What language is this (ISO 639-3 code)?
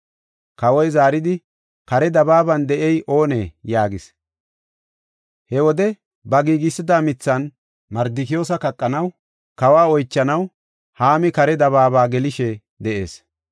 gof